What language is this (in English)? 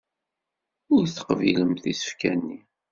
Kabyle